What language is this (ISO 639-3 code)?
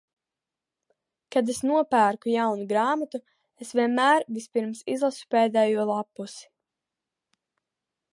lav